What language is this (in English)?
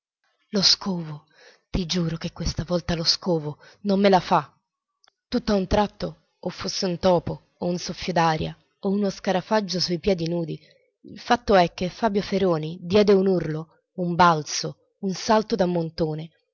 Italian